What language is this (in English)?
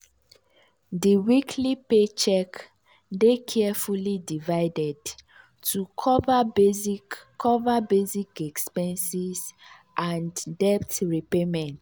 Nigerian Pidgin